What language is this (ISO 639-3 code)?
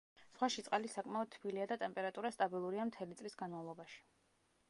kat